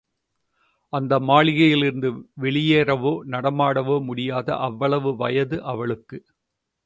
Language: Tamil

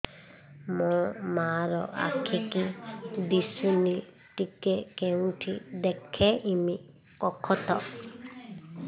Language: Odia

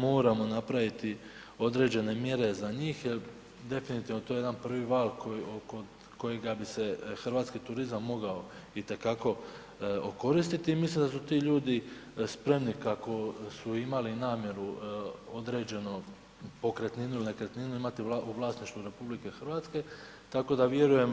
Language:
Croatian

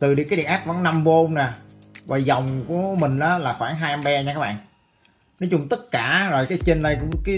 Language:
Vietnamese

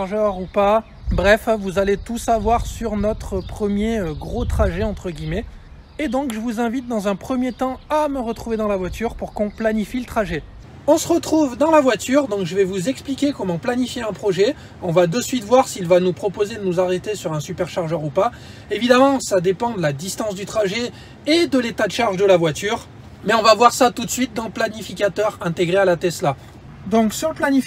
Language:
French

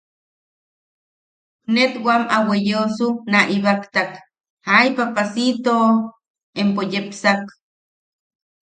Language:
Yaqui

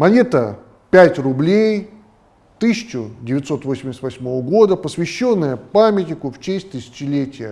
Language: Russian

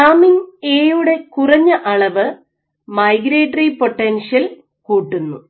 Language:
Malayalam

